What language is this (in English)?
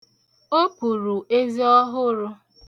Igbo